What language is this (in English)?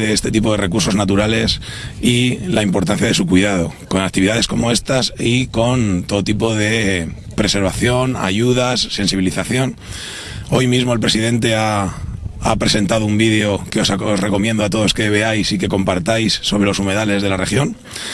Spanish